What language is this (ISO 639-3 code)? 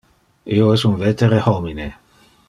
ina